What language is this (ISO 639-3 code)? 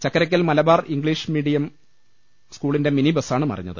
mal